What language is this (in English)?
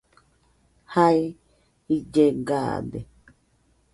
Nüpode Huitoto